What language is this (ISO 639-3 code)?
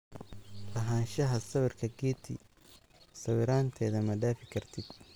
som